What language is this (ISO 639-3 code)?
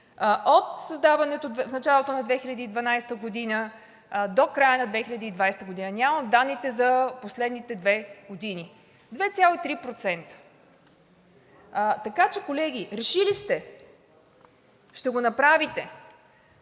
bul